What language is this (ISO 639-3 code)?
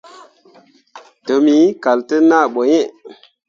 mua